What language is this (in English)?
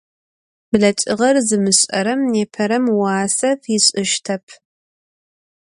Adyghe